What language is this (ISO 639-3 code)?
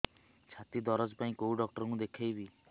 ori